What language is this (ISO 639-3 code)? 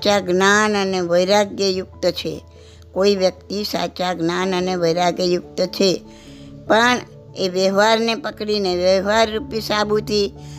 guj